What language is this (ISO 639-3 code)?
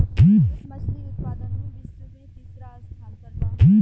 bho